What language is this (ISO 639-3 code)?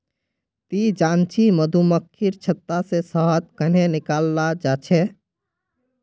mag